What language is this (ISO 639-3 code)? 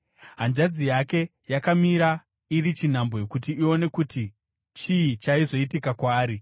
sna